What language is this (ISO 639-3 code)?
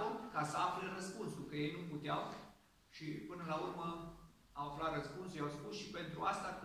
ron